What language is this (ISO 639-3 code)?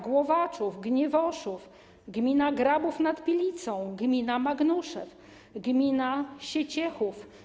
pol